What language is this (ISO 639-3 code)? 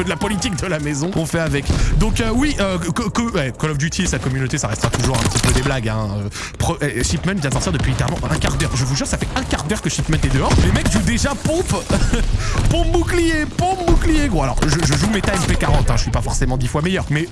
fra